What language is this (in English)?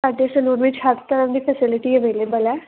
Punjabi